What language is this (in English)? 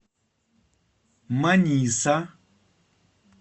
Russian